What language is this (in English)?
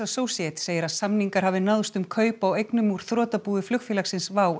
Icelandic